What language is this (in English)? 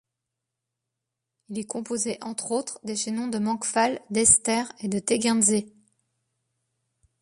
French